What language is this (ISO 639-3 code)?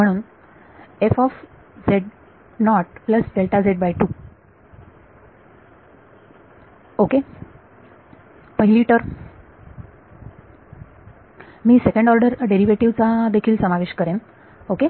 mar